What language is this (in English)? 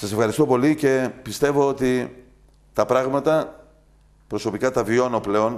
Greek